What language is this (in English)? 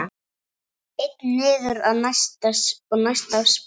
Icelandic